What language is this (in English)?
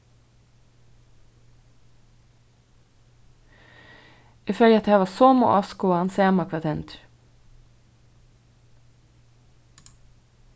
Faroese